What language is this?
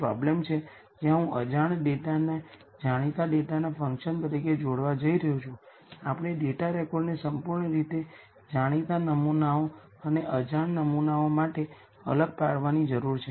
Gujarati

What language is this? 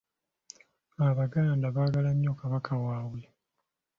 Ganda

